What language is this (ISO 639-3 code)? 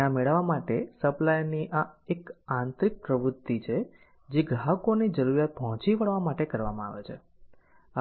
guj